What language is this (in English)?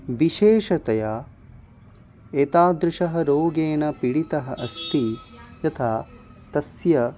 Sanskrit